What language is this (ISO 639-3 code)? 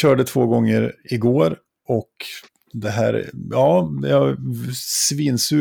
swe